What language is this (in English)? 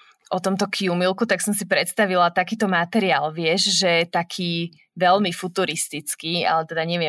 Slovak